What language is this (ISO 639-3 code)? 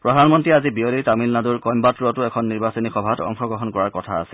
asm